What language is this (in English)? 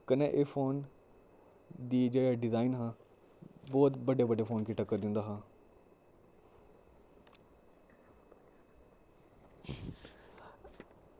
Dogri